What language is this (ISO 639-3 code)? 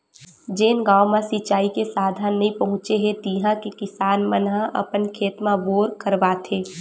hne